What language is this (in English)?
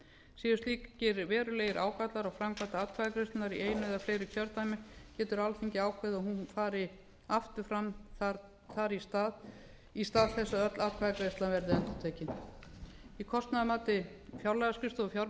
Icelandic